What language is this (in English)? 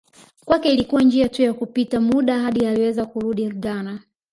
Swahili